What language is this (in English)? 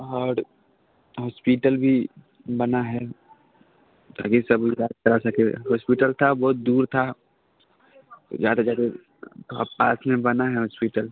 Maithili